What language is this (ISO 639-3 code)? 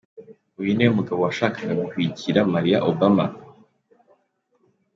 kin